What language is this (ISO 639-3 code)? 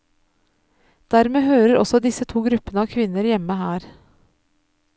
nor